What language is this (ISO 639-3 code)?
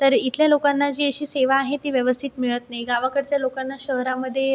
mar